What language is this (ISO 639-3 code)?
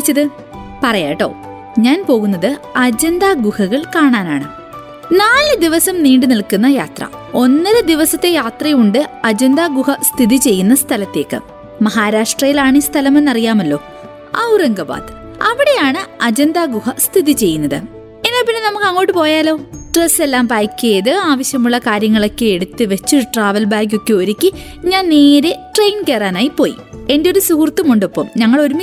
mal